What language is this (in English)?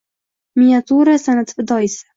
Uzbek